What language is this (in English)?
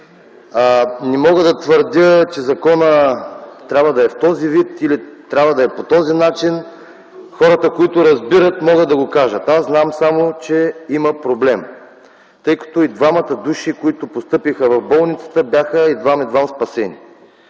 Bulgarian